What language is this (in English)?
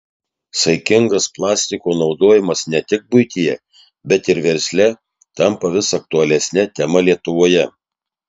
Lithuanian